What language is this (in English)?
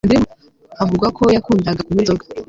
Kinyarwanda